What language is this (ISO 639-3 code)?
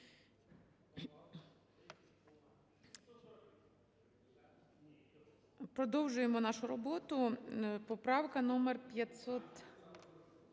ukr